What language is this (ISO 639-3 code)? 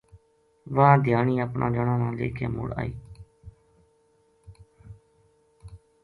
gju